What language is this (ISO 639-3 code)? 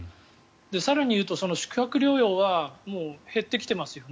jpn